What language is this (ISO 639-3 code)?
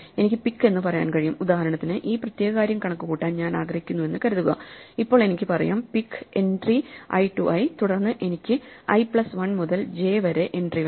mal